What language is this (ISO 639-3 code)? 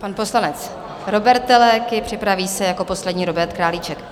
ces